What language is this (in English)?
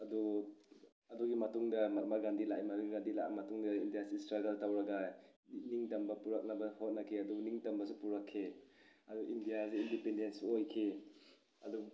Manipuri